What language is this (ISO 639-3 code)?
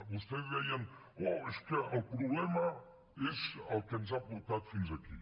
cat